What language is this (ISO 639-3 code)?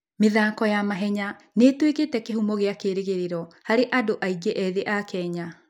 kik